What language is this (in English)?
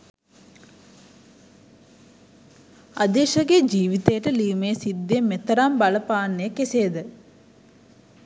Sinhala